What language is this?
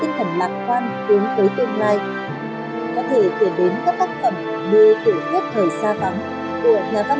Vietnamese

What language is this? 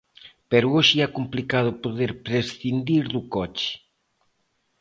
Galician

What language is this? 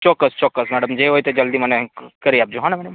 Gujarati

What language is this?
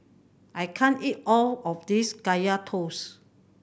English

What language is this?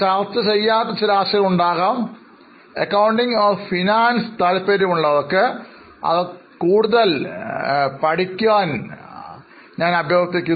Malayalam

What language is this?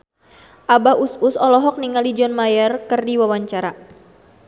Sundanese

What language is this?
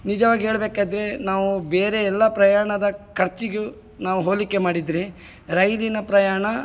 Kannada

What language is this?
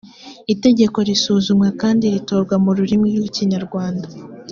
Kinyarwanda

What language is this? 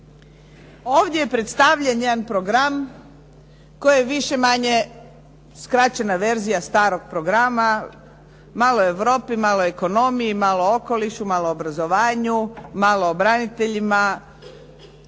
Croatian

